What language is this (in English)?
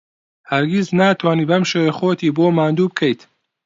Central Kurdish